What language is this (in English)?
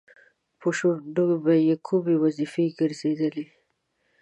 Pashto